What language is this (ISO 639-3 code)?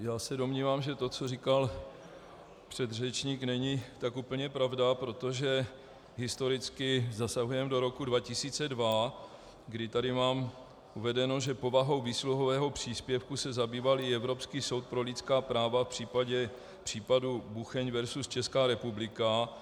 ces